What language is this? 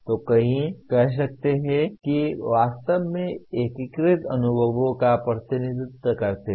Hindi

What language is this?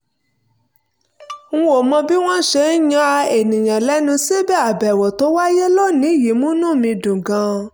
Yoruba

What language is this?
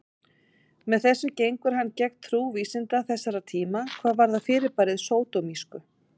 Icelandic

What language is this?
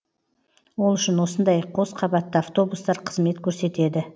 Kazakh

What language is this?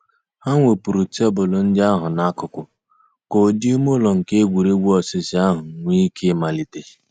Igbo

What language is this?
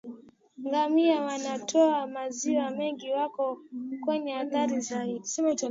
Swahili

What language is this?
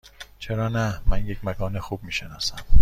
Persian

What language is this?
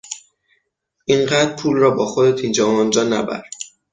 Persian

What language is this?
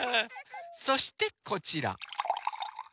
Japanese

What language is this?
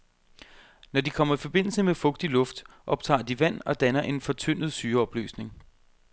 Danish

